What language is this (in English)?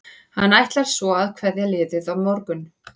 Icelandic